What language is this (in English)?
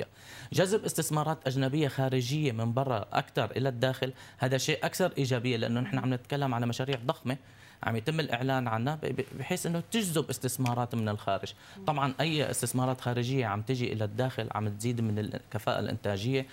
Arabic